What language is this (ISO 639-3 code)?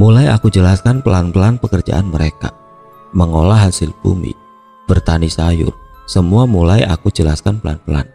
ind